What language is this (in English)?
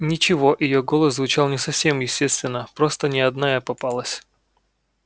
Russian